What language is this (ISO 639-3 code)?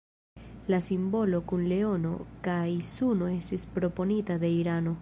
epo